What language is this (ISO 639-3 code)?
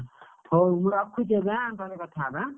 ori